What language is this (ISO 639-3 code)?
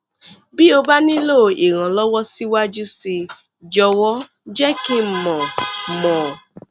yor